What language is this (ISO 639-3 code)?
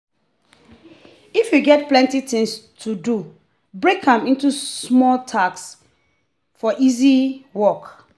pcm